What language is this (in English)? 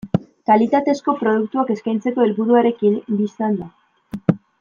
Basque